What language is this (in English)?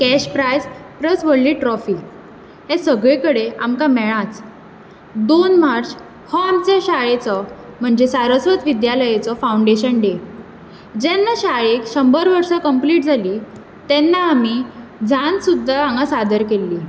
Konkani